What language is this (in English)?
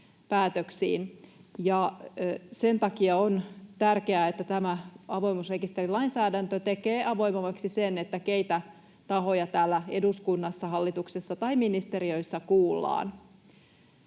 Finnish